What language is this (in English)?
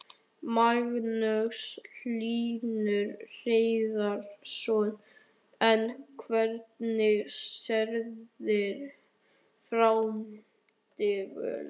Icelandic